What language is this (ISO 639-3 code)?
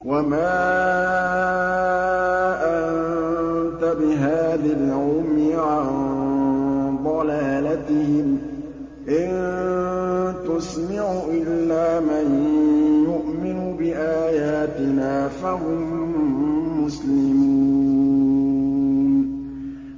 ara